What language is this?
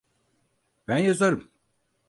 Turkish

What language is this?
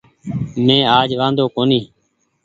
Goaria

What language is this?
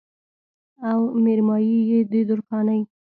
Pashto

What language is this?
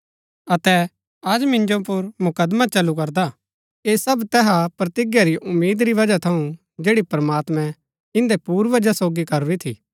Gaddi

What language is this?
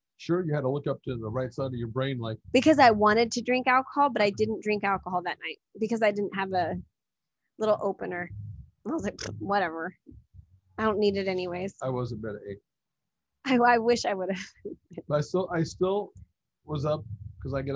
English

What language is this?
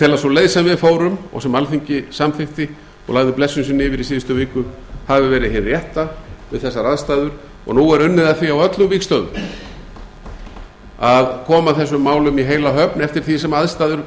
Icelandic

